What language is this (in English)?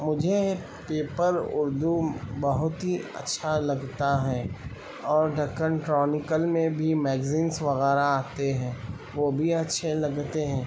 Urdu